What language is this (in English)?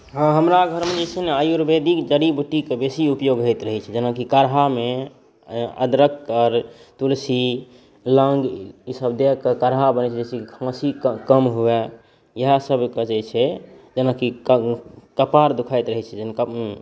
Maithili